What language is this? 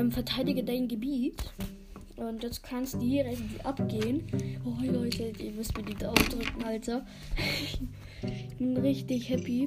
German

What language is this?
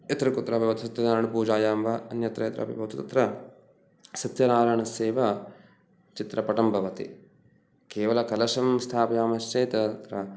Sanskrit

